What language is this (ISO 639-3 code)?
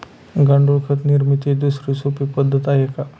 mar